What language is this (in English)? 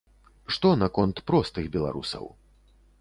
Belarusian